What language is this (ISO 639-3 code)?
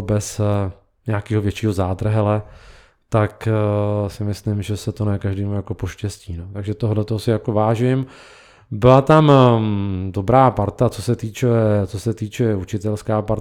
ces